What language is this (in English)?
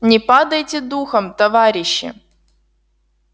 Russian